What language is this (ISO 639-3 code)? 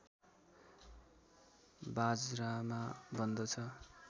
nep